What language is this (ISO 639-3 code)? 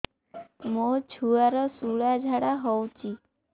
ori